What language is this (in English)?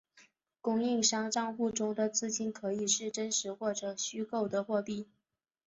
Chinese